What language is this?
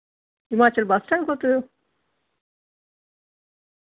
Dogri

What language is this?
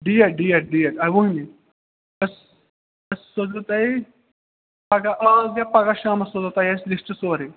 Kashmiri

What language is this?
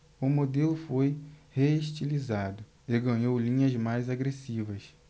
Portuguese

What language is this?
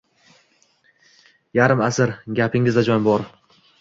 Uzbek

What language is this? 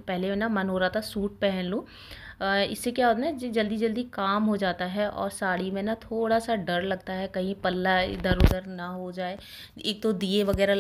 Hindi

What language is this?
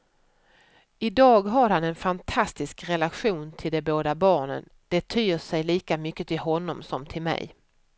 Swedish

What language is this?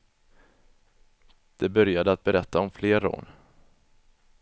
Swedish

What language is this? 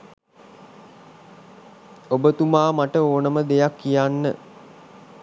Sinhala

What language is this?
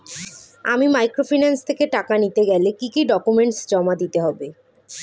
Bangla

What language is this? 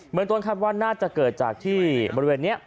Thai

